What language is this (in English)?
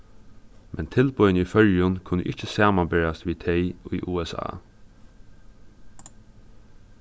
Faroese